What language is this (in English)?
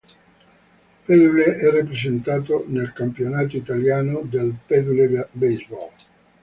Italian